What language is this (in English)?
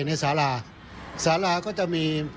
Thai